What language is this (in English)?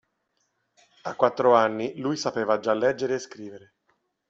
Italian